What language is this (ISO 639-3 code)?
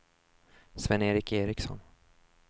swe